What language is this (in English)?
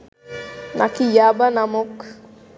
Bangla